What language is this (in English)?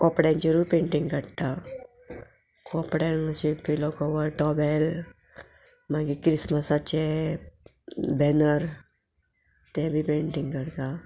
Konkani